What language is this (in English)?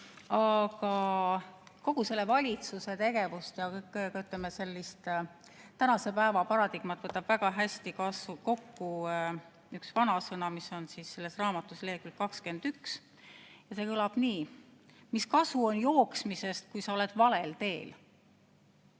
Estonian